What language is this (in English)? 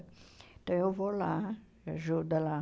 Portuguese